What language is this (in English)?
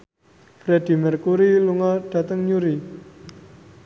Javanese